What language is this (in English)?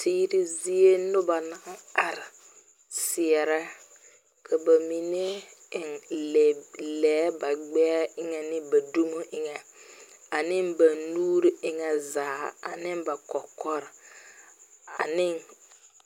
Southern Dagaare